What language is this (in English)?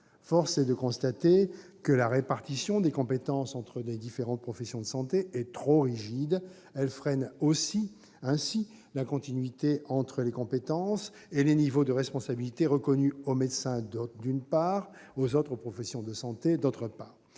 French